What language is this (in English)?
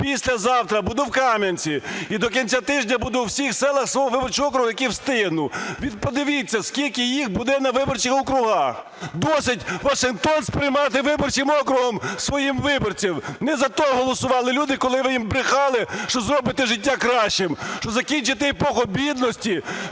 Ukrainian